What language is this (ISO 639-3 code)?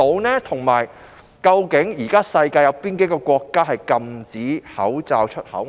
yue